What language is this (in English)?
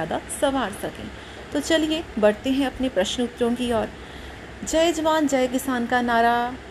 Hindi